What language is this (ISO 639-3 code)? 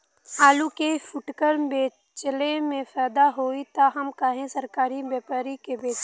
bho